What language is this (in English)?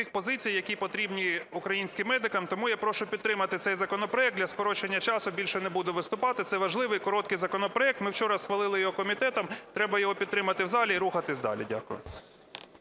Ukrainian